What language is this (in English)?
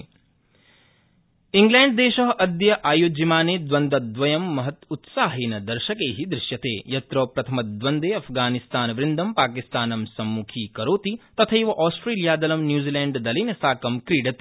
Sanskrit